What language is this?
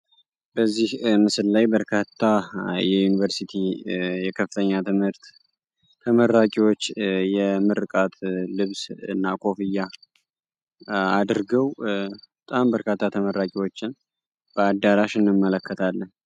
Amharic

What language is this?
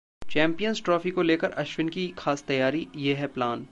Hindi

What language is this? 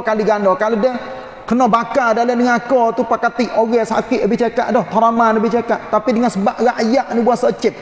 Malay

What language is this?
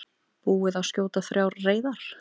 Icelandic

